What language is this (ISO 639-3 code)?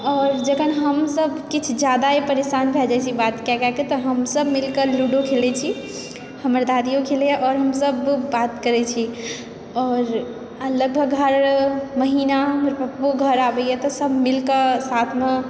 mai